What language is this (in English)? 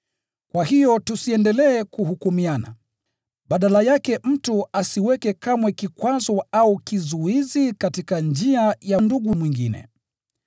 Swahili